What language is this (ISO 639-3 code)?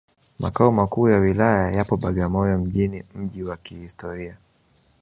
swa